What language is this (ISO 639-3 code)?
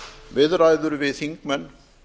isl